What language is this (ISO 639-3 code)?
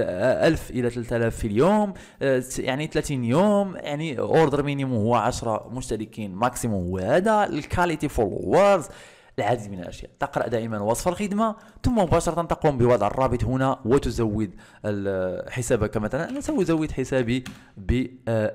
ara